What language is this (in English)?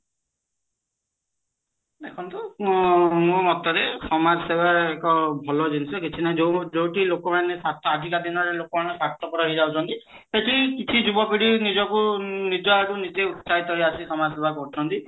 Odia